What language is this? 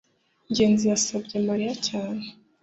Kinyarwanda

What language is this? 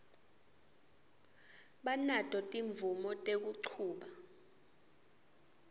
Swati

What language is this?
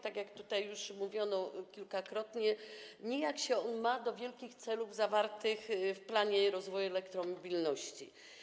Polish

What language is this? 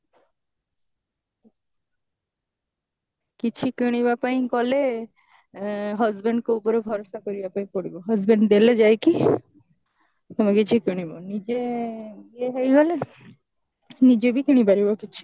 Odia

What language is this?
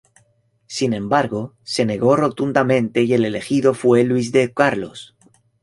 Spanish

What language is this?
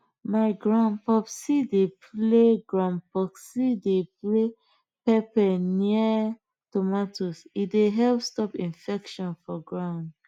Nigerian Pidgin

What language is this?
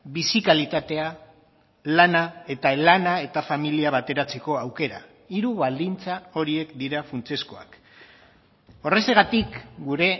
Basque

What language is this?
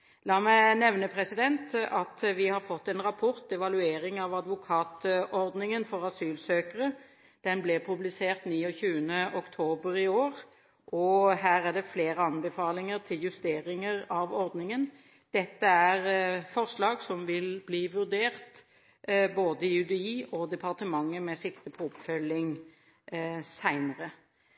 Norwegian Bokmål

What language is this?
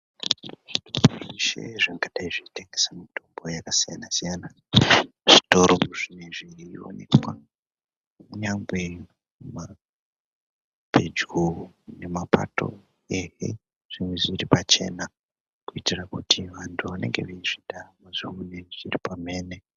Ndau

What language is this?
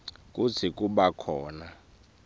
Swati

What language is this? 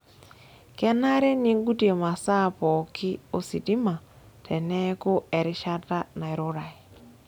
Masai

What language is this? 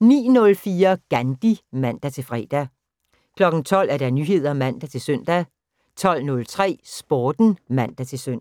Danish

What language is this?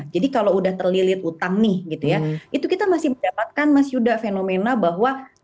Indonesian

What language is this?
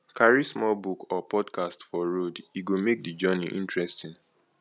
Nigerian Pidgin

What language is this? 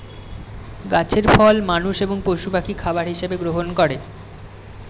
Bangla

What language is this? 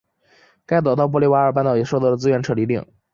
Chinese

